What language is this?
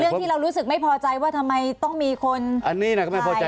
Thai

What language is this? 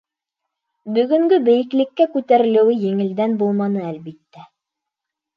Bashkir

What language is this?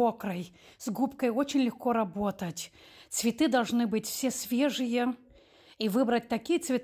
Russian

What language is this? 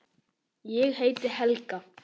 Icelandic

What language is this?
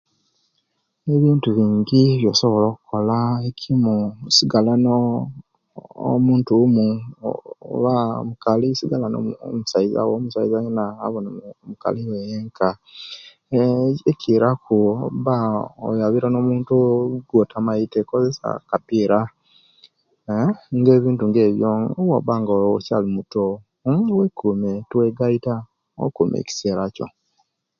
Kenyi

